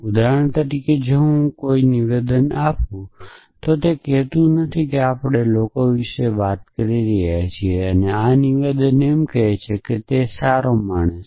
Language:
Gujarati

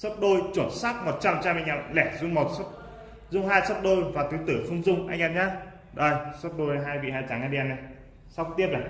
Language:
Vietnamese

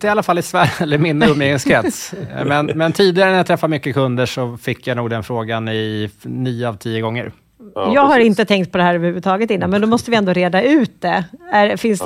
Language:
Swedish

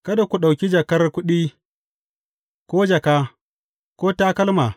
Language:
Hausa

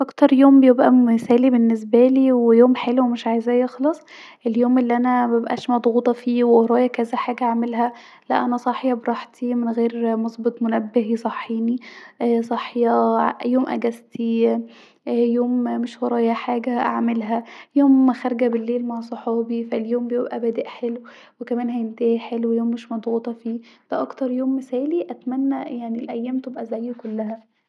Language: Egyptian Arabic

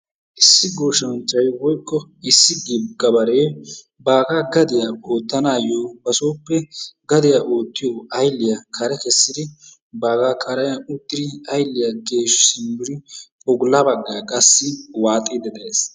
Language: Wolaytta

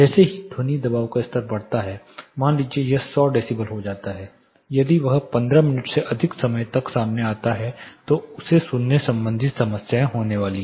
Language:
Hindi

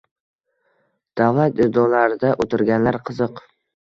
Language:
Uzbek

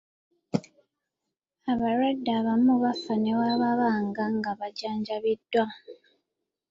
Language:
Ganda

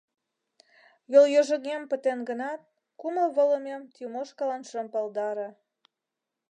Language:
Mari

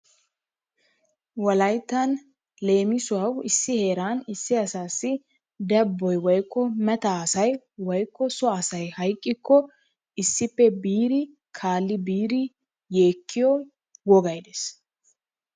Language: Wolaytta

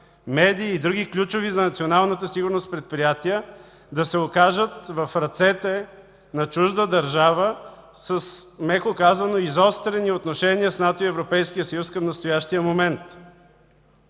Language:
Bulgarian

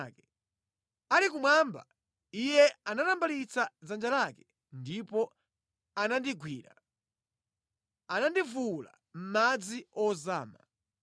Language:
Nyanja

